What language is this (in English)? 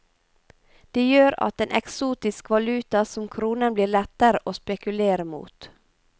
Norwegian